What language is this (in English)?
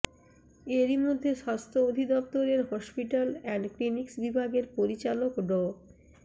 Bangla